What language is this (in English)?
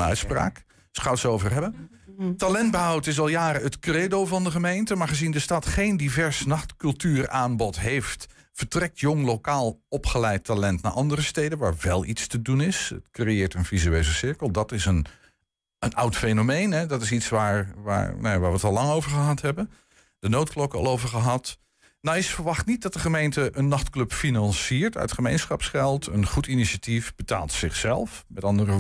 Dutch